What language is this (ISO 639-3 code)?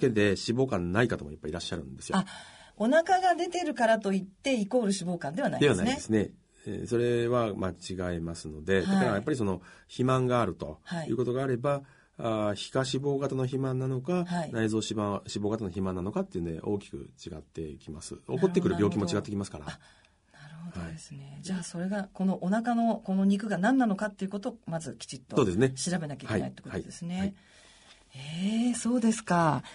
jpn